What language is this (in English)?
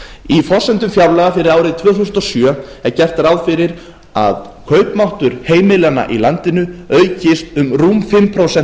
Icelandic